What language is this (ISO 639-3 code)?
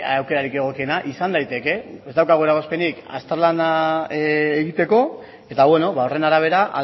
eus